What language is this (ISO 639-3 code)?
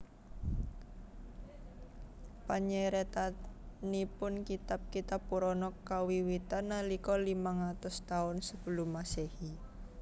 jav